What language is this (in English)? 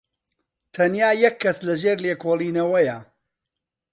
Central Kurdish